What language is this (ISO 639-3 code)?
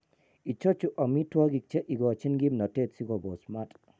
kln